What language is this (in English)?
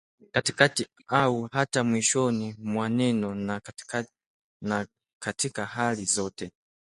Swahili